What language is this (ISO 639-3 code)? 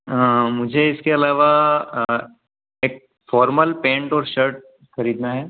hin